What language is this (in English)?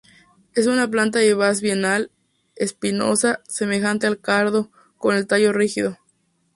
Spanish